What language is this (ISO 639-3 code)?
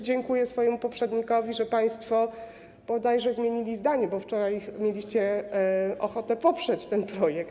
pol